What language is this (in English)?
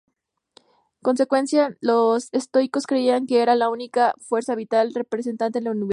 Spanish